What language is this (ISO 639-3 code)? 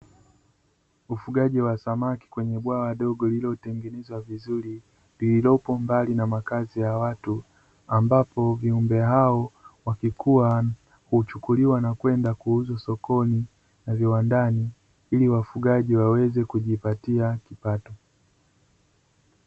swa